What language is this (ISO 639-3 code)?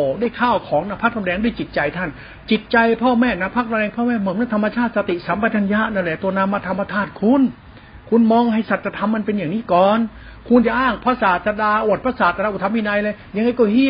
tha